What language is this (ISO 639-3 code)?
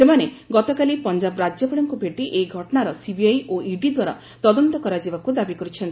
ori